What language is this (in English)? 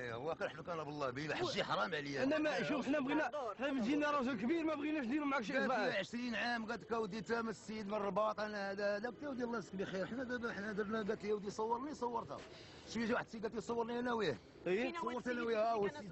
Arabic